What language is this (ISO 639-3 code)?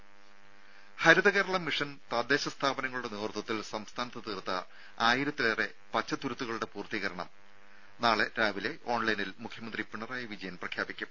mal